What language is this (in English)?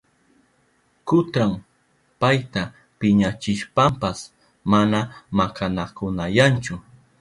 Southern Pastaza Quechua